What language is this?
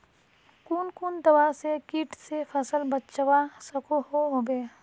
Magahi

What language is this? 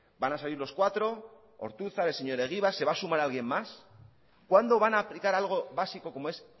Spanish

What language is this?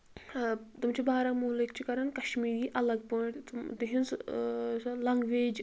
Kashmiri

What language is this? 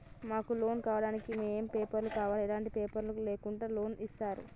Telugu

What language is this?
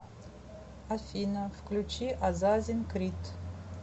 Russian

